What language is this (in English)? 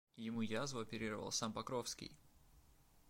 Russian